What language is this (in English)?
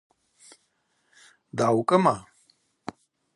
Abaza